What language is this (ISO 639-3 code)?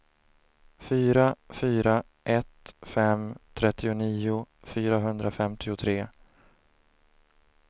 swe